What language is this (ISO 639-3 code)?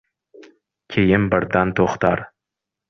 uzb